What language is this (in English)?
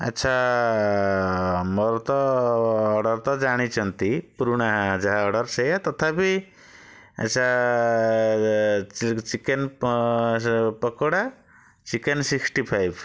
Odia